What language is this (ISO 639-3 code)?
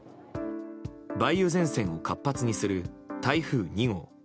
jpn